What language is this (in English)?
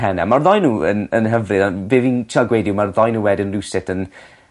Welsh